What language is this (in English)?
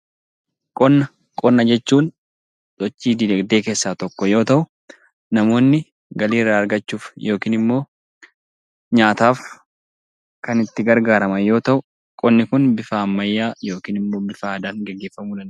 Oromo